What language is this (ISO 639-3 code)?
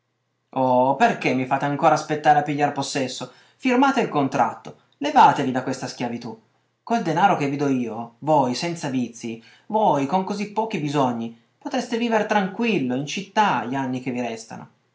ita